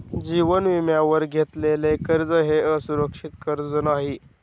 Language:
Marathi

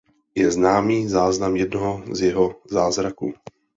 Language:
Czech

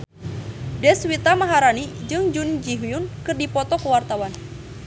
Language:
Sundanese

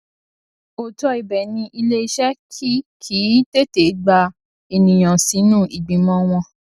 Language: Yoruba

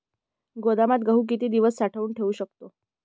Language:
Marathi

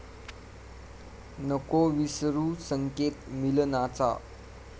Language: Marathi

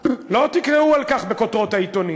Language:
Hebrew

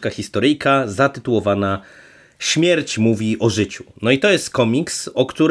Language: Polish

